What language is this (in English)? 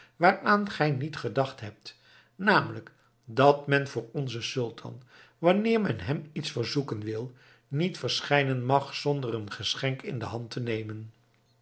Dutch